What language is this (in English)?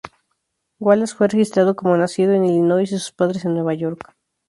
Spanish